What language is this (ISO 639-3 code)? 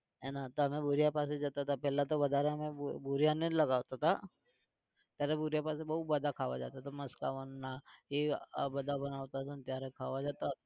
guj